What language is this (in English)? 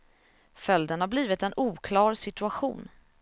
Swedish